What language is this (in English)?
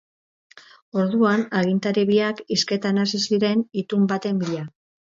Basque